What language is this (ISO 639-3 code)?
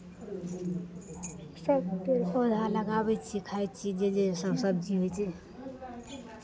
mai